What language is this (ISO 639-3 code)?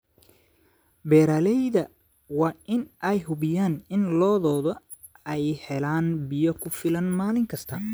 som